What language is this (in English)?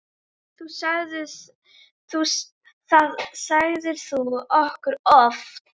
Icelandic